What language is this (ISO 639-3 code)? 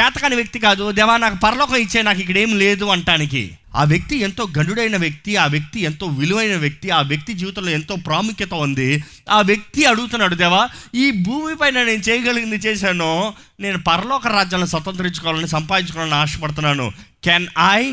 tel